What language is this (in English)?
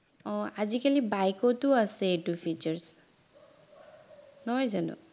Assamese